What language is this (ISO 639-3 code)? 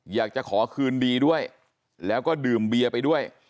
tha